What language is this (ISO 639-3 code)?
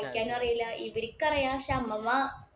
mal